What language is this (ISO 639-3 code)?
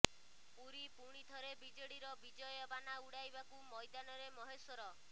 ori